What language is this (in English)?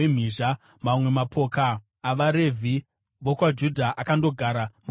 Shona